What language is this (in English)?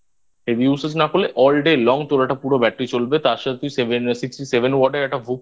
Bangla